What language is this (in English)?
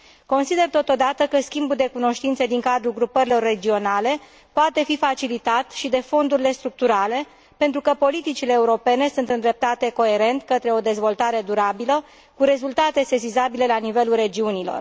Romanian